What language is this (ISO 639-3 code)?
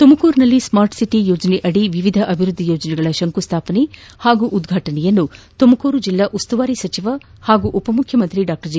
kan